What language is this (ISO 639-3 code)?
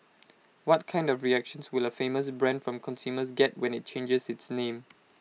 eng